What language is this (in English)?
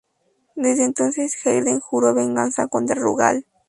Spanish